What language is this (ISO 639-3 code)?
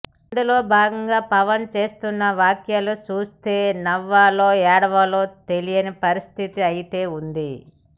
tel